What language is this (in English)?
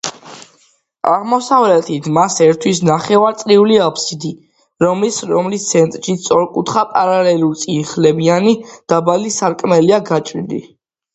Georgian